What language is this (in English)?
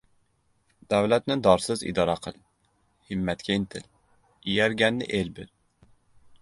Uzbek